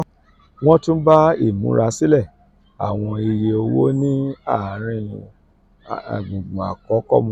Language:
Yoruba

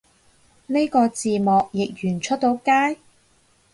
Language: Cantonese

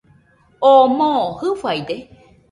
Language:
Nüpode Huitoto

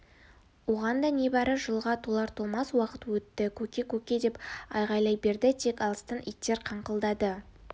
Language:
Kazakh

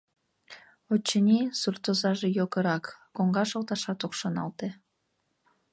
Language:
Mari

